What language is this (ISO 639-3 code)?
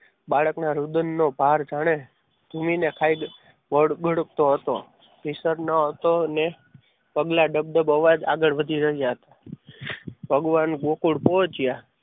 guj